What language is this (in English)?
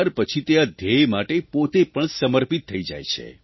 Gujarati